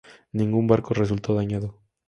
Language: Spanish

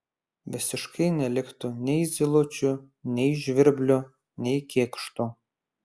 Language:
Lithuanian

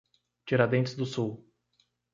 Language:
Portuguese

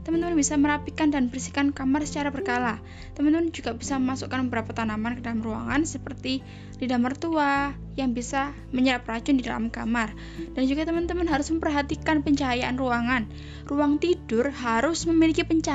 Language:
Indonesian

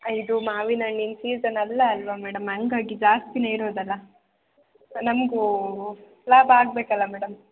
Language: Kannada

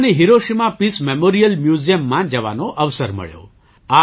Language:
Gujarati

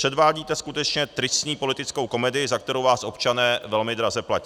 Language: Czech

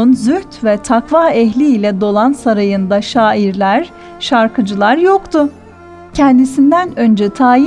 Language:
Turkish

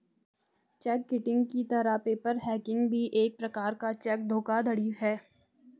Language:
Hindi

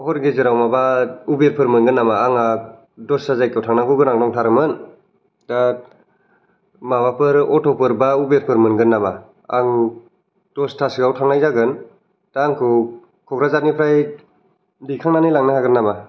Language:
Bodo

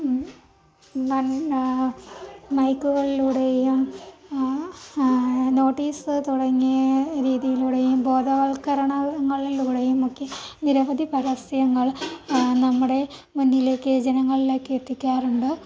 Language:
Malayalam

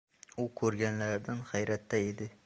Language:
Uzbek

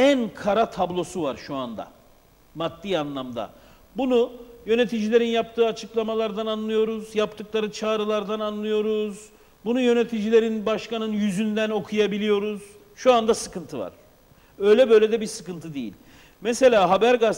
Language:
Turkish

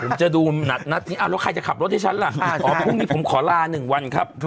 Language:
Thai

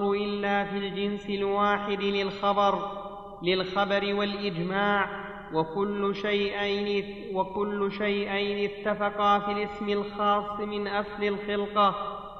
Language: Arabic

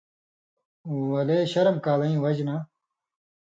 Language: Indus Kohistani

